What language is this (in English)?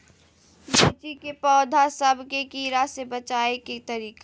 Magahi